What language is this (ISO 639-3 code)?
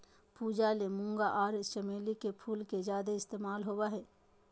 mag